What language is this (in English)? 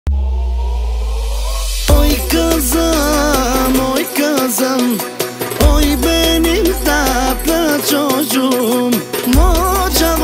Romanian